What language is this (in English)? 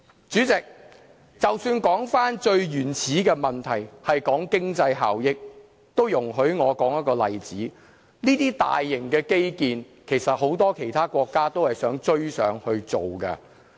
Cantonese